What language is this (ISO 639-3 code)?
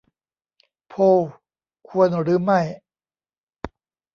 tha